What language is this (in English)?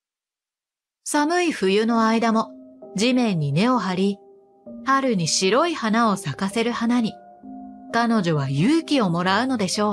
Japanese